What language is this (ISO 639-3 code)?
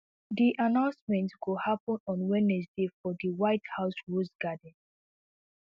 pcm